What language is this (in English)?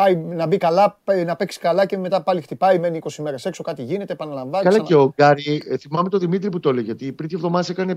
Greek